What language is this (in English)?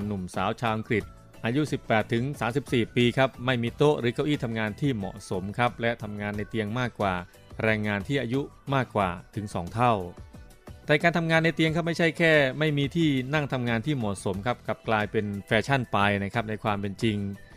Thai